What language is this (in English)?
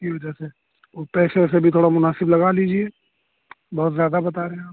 Urdu